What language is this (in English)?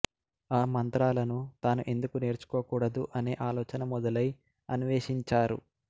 Telugu